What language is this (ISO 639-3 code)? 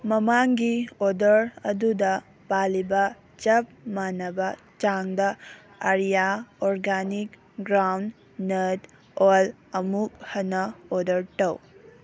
mni